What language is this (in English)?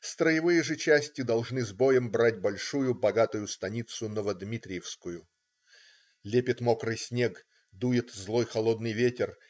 Russian